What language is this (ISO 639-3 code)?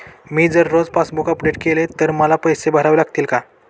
mar